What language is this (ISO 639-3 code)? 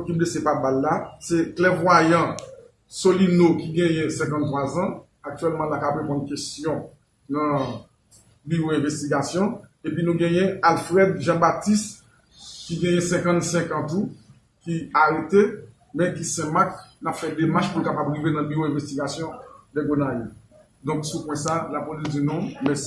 fra